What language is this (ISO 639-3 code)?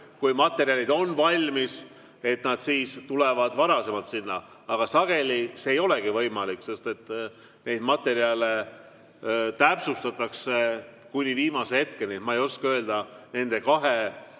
est